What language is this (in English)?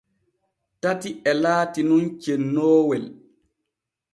Borgu Fulfulde